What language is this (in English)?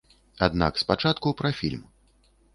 Belarusian